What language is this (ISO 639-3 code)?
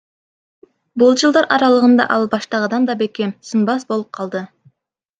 kir